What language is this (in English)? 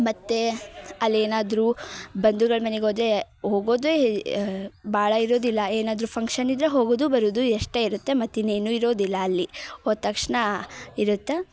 Kannada